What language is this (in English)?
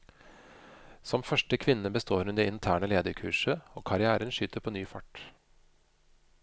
Norwegian